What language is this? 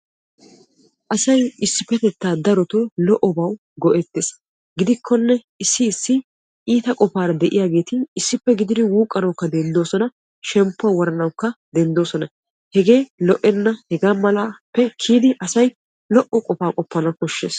Wolaytta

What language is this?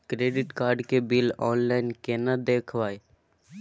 Maithili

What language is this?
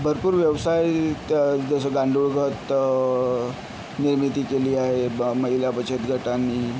Marathi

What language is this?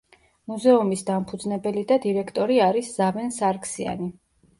Georgian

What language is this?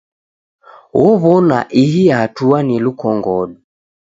Taita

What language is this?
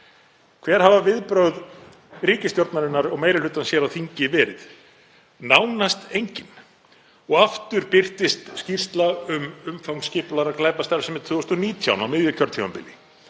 Icelandic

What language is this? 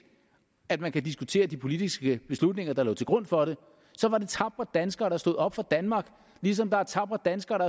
Danish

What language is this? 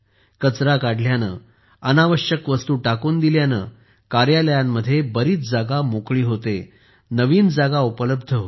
Marathi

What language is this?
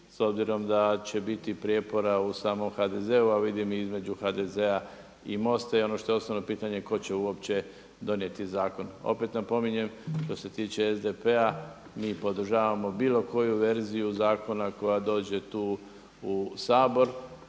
Croatian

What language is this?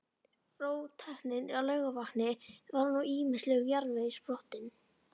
Icelandic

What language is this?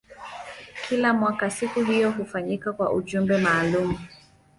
Swahili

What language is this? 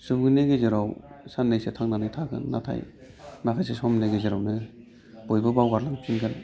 Bodo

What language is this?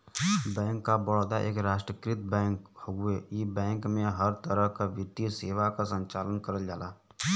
Bhojpuri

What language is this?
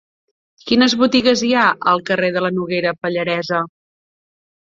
Catalan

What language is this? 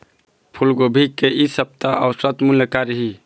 Chhattisgarhi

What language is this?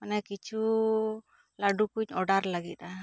Santali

